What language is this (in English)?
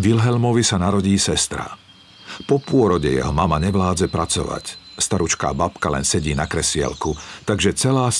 Slovak